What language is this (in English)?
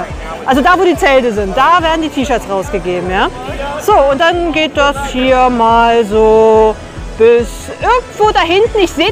German